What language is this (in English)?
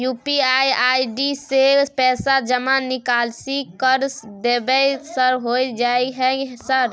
Maithili